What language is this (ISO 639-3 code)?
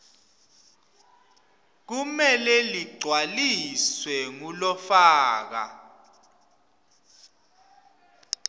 ssw